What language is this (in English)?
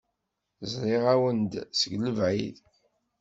Kabyle